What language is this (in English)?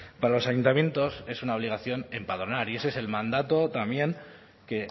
Spanish